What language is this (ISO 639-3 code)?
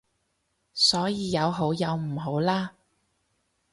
yue